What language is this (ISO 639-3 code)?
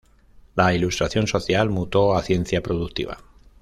spa